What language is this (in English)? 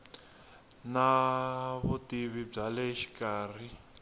Tsonga